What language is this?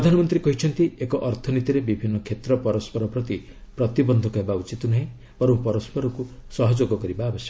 Odia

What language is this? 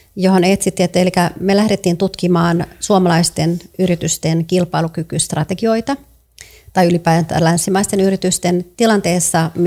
Finnish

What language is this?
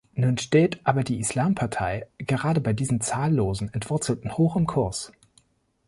German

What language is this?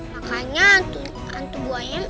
Indonesian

